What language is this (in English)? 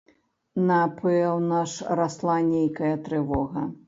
Belarusian